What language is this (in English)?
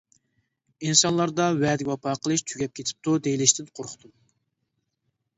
Uyghur